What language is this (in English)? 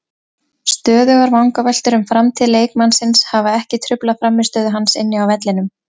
Icelandic